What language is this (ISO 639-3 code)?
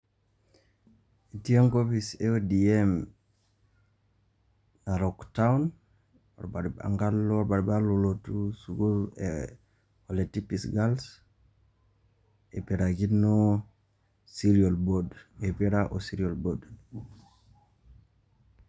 mas